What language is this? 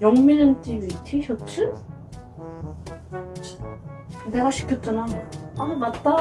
Korean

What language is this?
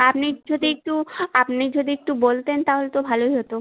Bangla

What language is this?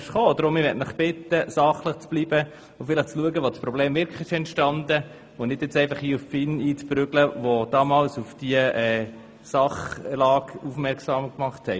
Swiss German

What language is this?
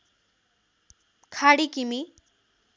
Nepali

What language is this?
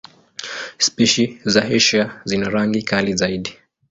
Swahili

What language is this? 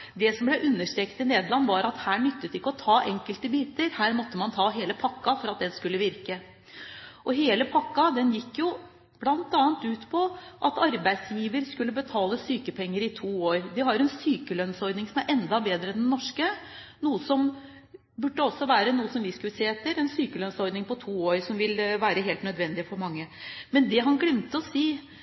Norwegian Bokmål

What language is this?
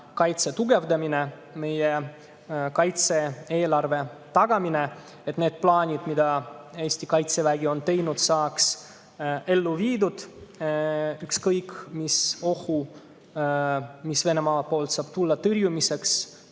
Estonian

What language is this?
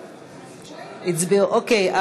Hebrew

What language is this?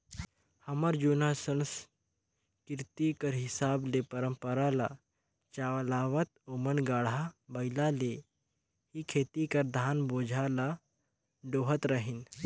Chhattisgarhi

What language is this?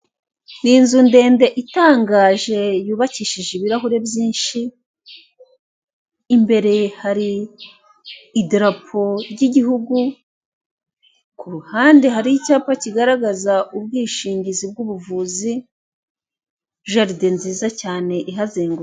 Kinyarwanda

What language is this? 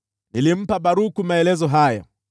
Swahili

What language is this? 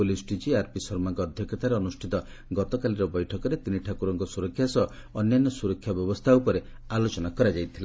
Odia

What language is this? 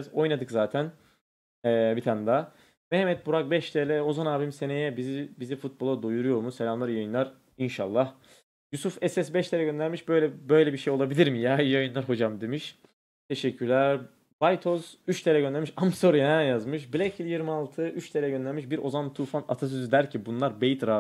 Turkish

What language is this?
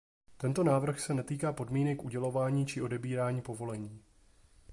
Czech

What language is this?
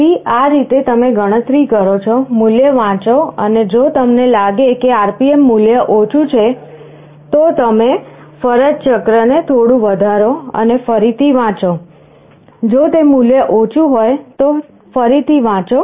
Gujarati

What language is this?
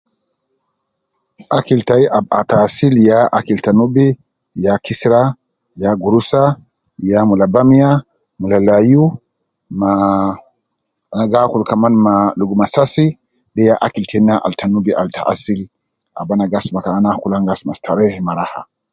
Nubi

